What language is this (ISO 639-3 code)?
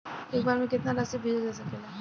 bho